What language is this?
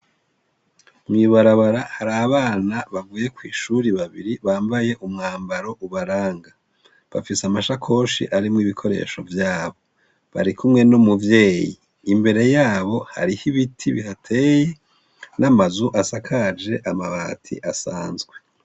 Rundi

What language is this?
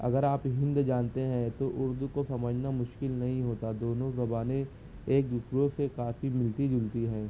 Urdu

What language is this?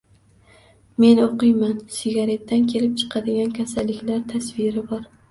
Uzbek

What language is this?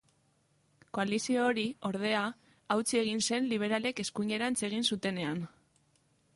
Basque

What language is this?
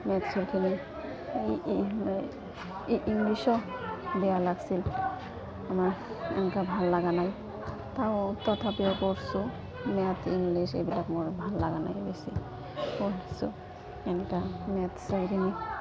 Assamese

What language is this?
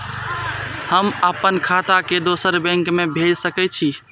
Maithili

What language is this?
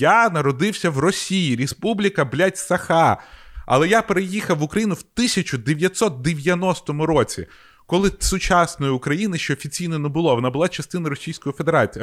Ukrainian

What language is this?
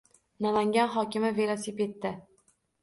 Uzbek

